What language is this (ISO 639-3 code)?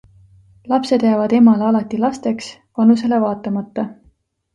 est